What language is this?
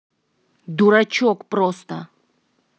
Russian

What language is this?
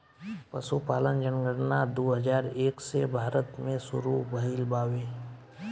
Bhojpuri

